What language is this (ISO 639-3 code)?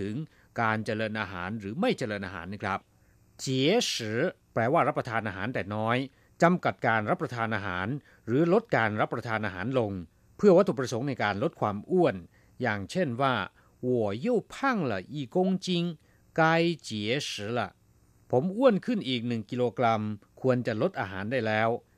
tha